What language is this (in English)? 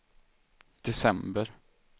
Swedish